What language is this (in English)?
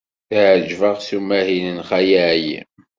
Kabyle